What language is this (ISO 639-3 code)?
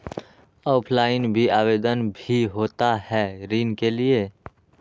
mag